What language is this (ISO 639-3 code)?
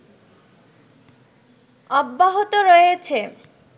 ben